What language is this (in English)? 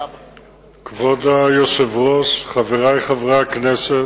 Hebrew